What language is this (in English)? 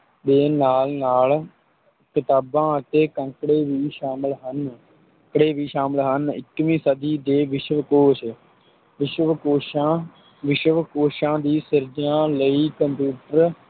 Punjabi